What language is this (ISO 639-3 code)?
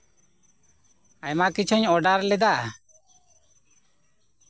sat